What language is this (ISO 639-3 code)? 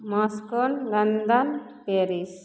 mai